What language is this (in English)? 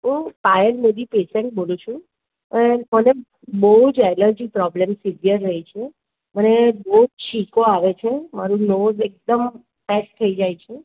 Gujarati